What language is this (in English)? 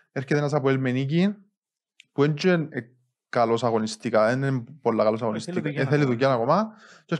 Greek